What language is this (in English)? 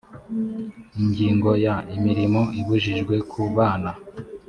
Kinyarwanda